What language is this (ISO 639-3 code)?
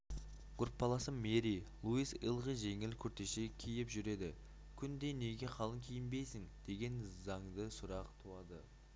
kaz